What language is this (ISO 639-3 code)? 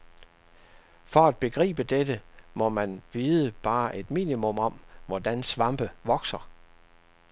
dan